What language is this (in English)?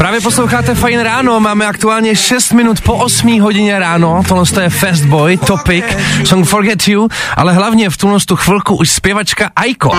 Czech